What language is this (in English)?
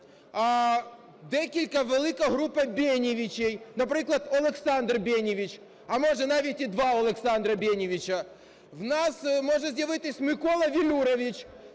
Ukrainian